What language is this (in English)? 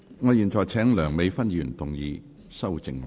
Cantonese